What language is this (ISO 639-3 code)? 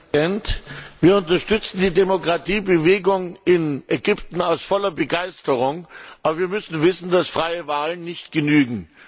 deu